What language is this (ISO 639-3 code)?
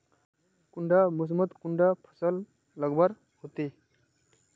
mag